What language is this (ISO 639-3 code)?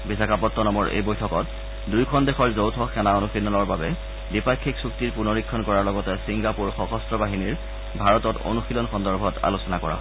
asm